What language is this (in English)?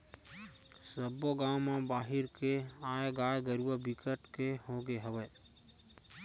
Chhattisgarhi